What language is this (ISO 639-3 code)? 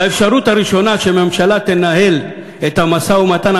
heb